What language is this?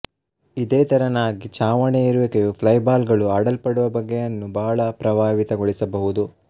Kannada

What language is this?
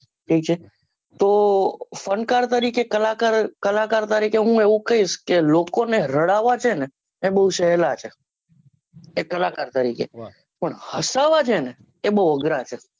Gujarati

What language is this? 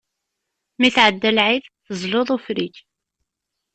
Kabyle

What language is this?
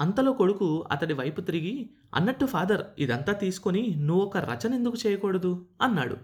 Telugu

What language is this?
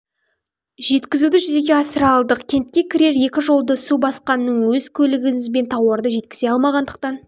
Kazakh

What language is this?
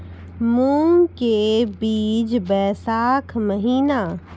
Maithili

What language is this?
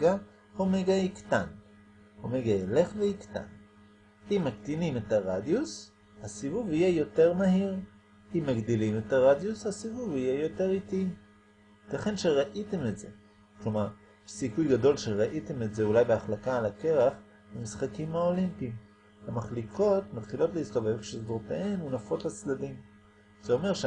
Hebrew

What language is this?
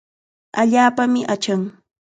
Chiquián Ancash Quechua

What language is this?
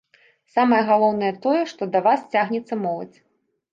Belarusian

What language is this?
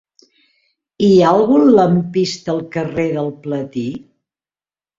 Catalan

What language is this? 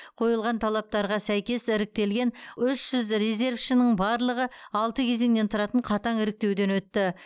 Kazakh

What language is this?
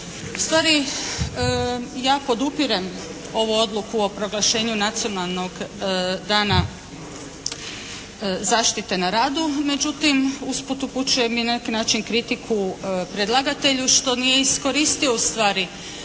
Croatian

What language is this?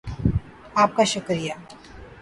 Urdu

